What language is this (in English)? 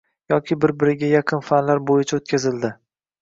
Uzbek